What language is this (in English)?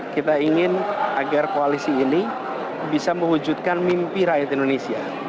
Indonesian